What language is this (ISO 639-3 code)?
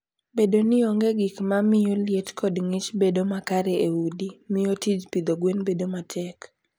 luo